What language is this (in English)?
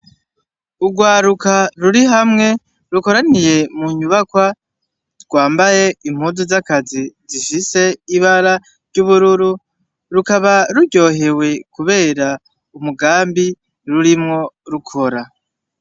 Rundi